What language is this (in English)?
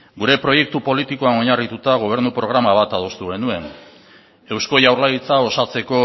Basque